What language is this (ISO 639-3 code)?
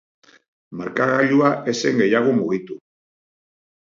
eus